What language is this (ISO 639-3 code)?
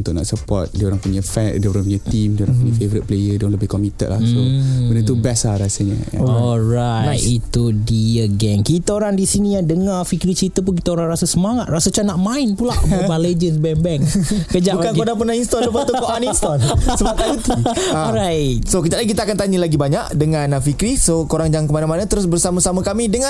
msa